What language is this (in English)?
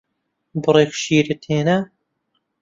Central Kurdish